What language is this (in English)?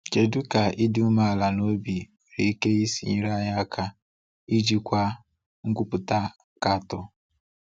Igbo